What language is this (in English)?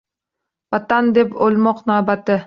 Uzbek